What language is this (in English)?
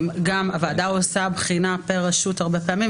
Hebrew